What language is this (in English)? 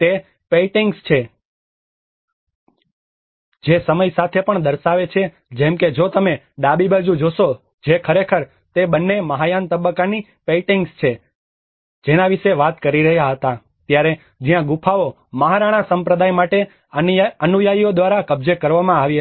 Gujarati